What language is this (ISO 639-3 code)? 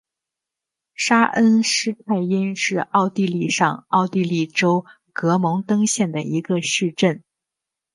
zho